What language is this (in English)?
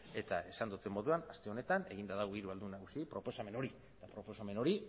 Basque